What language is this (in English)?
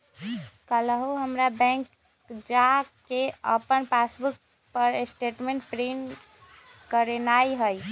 Magahi